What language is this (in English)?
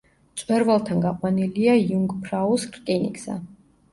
Georgian